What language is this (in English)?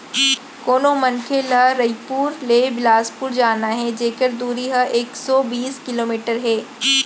Chhattisgarhi